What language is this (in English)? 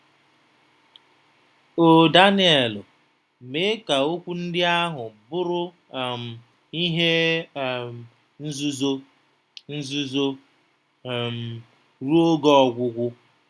Igbo